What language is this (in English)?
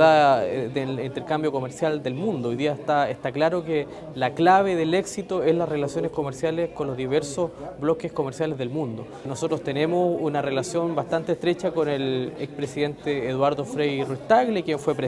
Spanish